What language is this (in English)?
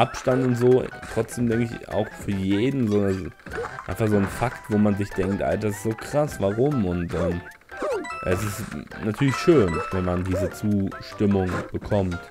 German